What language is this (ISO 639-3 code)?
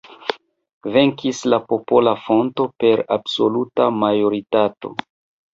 epo